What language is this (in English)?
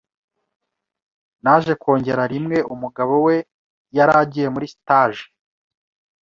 Kinyarwanda